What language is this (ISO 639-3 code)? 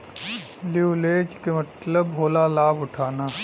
bho